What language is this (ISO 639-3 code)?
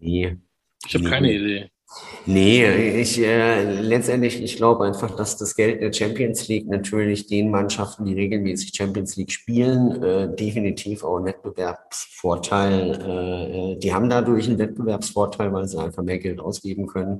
deu